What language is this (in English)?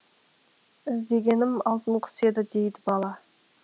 Kazakh